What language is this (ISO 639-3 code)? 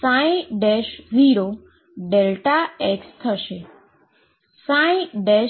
guj